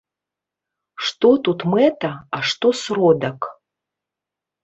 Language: Belarusian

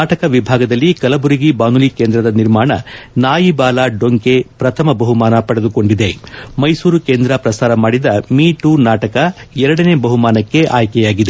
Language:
Kannada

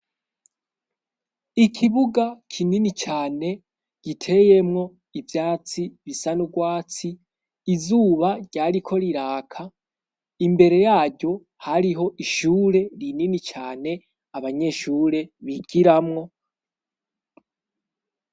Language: Rundi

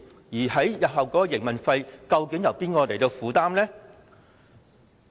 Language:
Cantonese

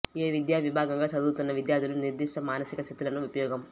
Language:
Telugu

